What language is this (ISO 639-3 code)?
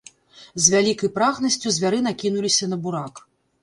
bel